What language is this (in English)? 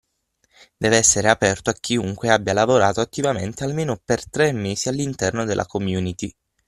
Italian